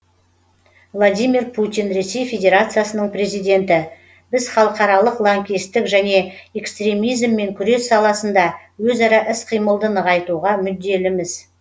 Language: Kazakh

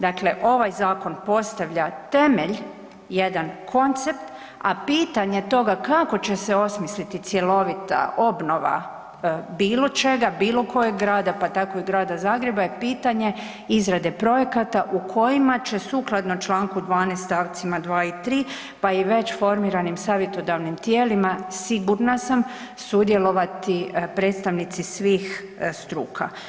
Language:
Croatian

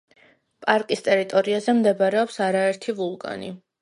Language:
Georgian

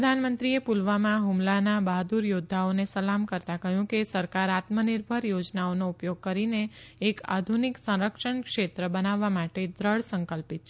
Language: Gujarati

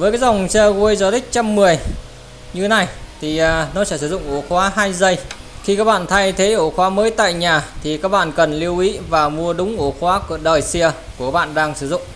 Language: Vietnamese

